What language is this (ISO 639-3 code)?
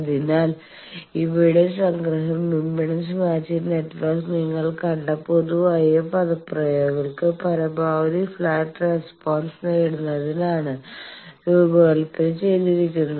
mal